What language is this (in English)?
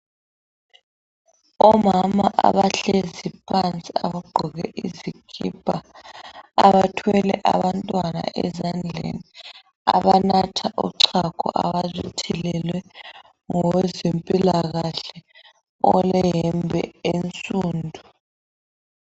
North Ndebele